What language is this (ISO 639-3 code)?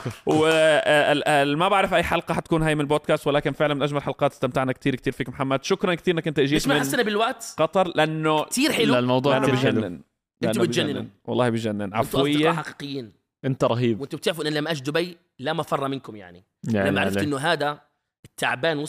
ara